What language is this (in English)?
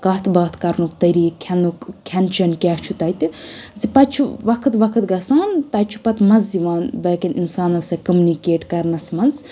Kashmiri